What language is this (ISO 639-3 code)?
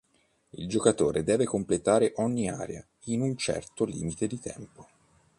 ita